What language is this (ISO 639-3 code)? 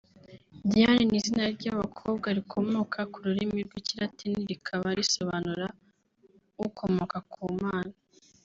kin